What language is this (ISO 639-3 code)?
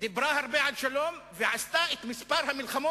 heb